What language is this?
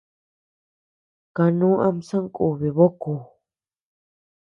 Tepeuxila Cuicatec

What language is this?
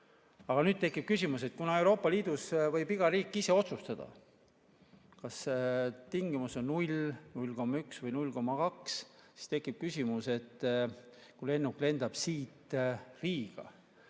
Estonian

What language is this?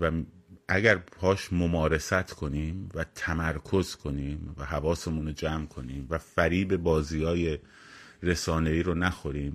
Persian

